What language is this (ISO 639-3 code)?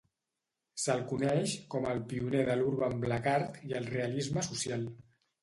cat